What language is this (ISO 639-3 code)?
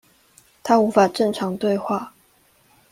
zho